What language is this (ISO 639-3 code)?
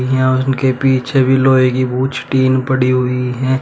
hin